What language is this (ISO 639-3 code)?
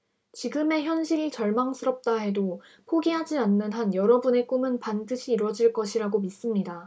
kor